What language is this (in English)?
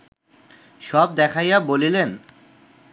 Bangla